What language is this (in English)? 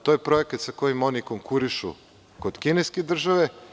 Serbian